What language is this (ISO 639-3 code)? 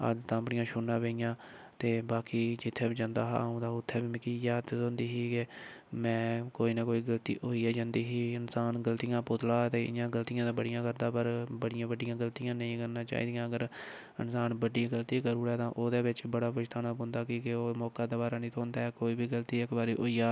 doi